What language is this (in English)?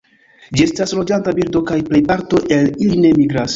Esperanto